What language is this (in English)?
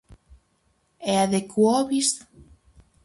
Galician